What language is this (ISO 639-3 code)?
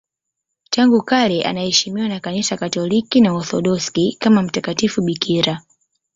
swa